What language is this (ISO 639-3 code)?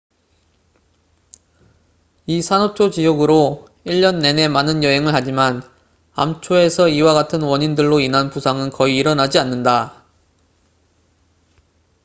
kor